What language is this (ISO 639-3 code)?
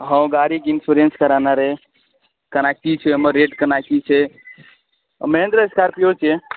mai